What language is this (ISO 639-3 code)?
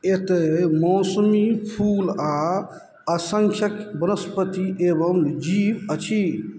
mai